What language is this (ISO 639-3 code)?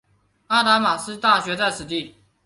zho